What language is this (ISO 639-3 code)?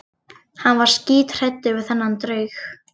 isl